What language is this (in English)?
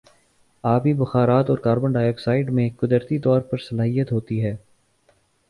Urdu